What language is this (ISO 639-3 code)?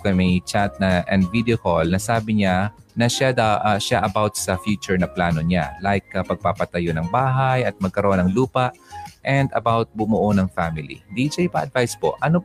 fil